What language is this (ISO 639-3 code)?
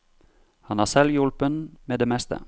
nor